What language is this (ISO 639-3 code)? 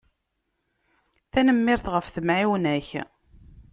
kab